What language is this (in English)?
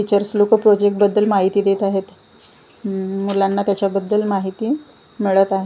Marathi